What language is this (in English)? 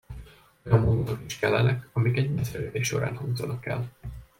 Hungarian